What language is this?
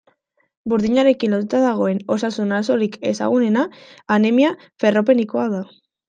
Basque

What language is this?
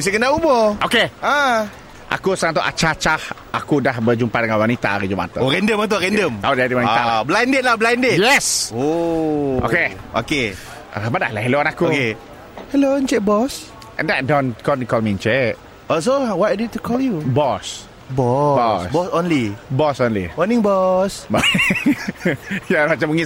Malay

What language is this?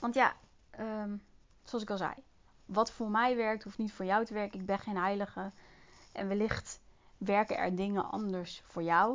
Dutch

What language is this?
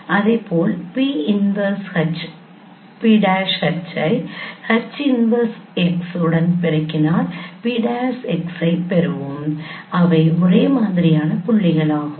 Tamil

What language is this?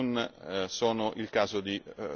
Italian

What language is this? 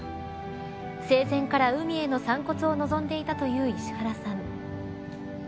Japanese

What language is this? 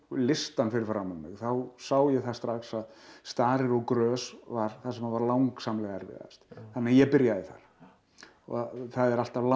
Icelandic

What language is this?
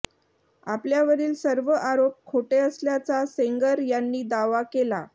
Marathi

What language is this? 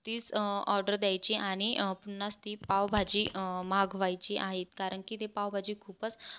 Marathi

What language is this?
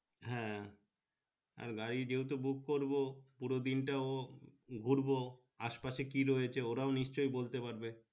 Bangla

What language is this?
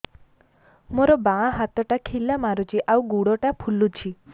Odia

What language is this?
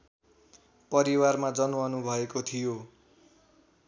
Nepali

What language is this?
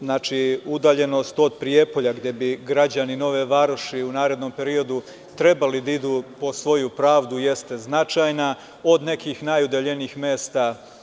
Serbian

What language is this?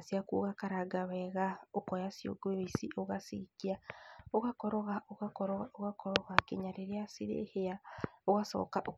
Kikuyu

